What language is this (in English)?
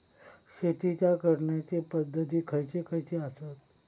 Marathi